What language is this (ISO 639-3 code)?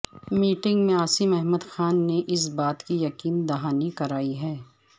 urd